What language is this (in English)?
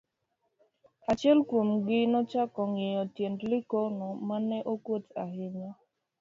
Luo (Kenya and Tanzania)